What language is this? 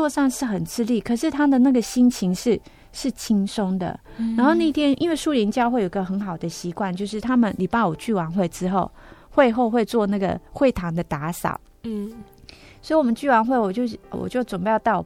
Chinese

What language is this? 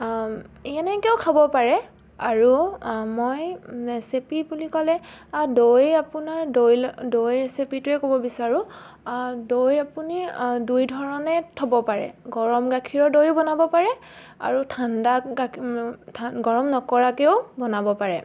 Assamese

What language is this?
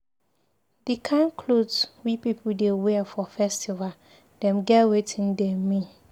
Nigerian Pidgin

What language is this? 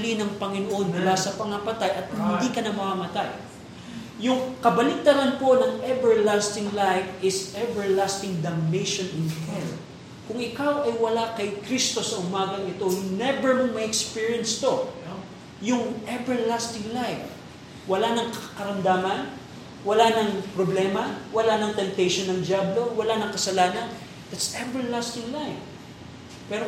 Filipino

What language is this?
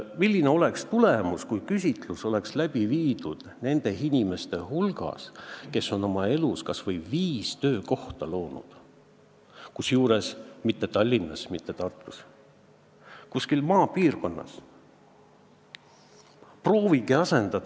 Estonian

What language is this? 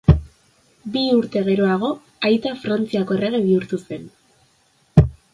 Basque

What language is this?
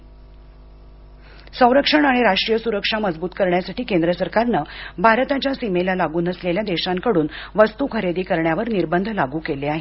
Marathi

